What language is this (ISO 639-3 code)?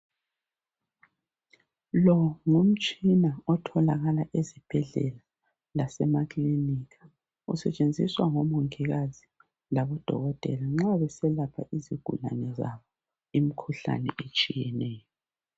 nde